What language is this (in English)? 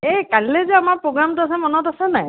Assamese